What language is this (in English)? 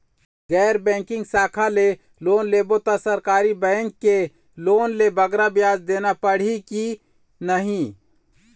Chhattisgarhi